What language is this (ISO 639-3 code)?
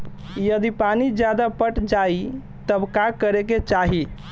bho